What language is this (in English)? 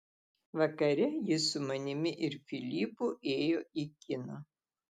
Lithuanian